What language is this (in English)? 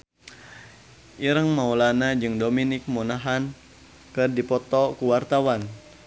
Sundanese